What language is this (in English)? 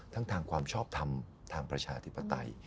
Thai